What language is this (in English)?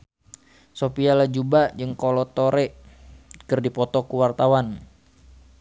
Sundanese